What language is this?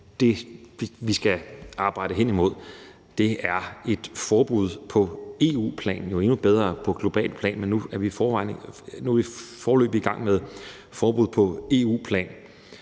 Danish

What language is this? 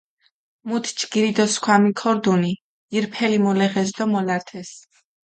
Mingrelian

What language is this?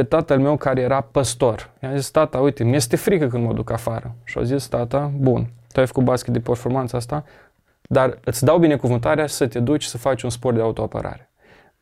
Romanian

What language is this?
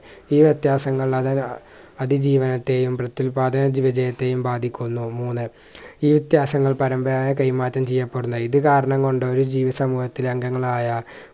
Malayalam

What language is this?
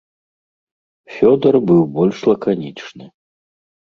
Belarusian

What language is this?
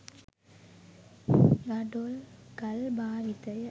Sinhala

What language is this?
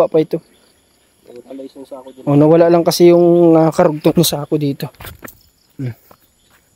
Filipino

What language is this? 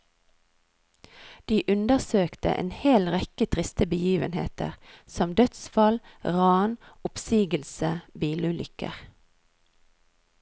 Norwegian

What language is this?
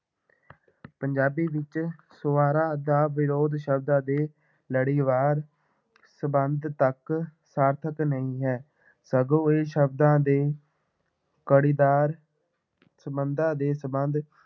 Punjabi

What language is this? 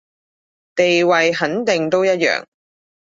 Cantonese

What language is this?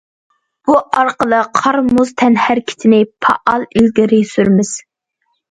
Uyghur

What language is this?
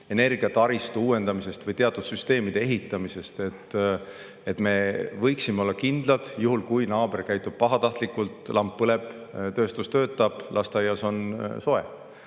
Estonian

